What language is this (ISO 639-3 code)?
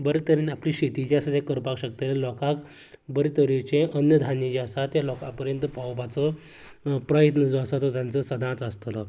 kok